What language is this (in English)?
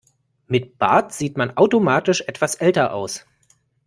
German